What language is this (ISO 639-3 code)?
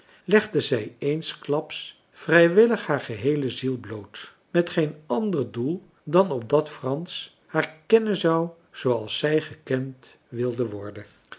nld